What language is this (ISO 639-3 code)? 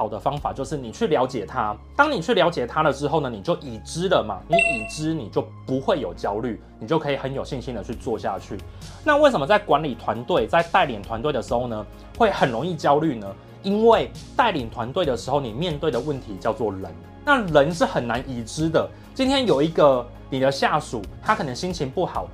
zho